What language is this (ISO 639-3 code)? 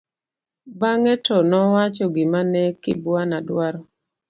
luo